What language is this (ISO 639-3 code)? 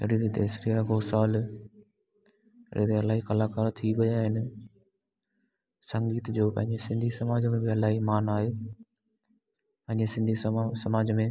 snd